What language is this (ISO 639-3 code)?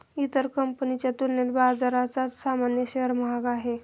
mar